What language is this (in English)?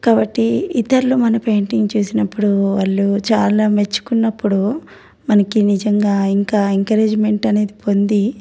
Telugu